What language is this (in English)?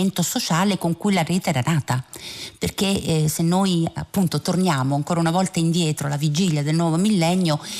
Italian